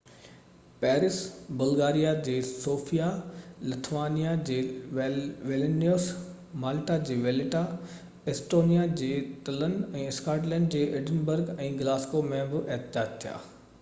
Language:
Sindhi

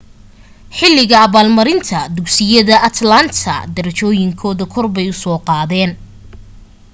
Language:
Somali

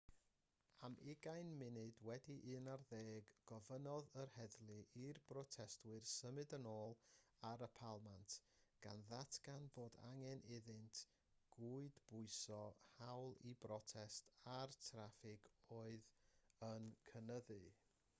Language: Welsh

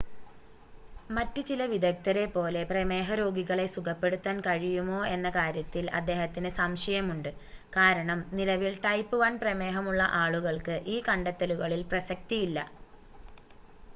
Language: Malayalam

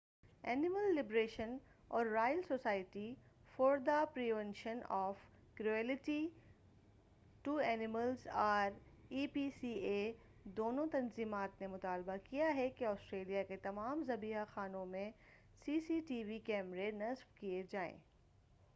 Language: Urdu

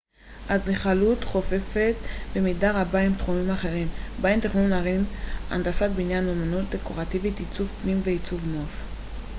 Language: Hebrew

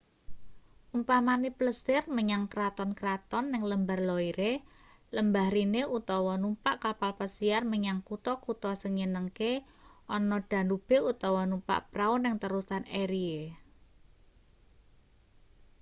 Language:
Javanese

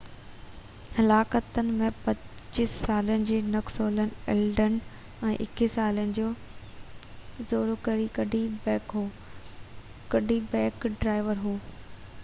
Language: Sindhi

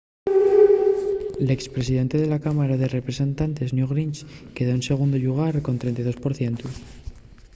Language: Asturian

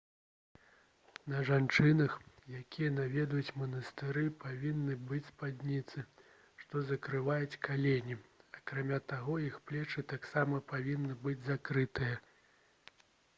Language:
Belarusian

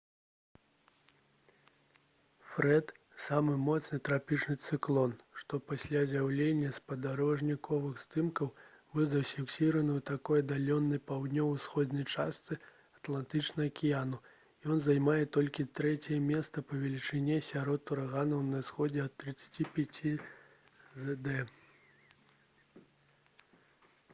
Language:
Belarusian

